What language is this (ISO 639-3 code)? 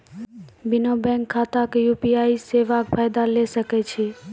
mai